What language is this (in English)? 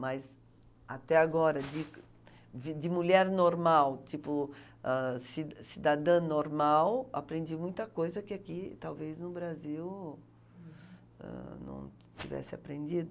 Portuguese